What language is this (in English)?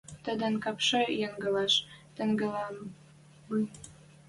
Western Mari